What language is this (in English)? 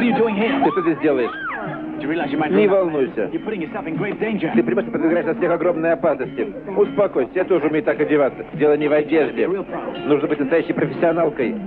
Polish